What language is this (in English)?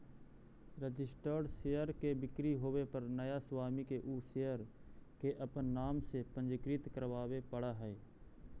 Magahi